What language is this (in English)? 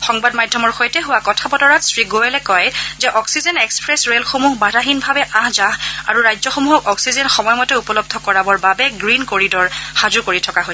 Assamese